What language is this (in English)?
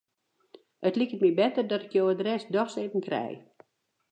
Western Frisian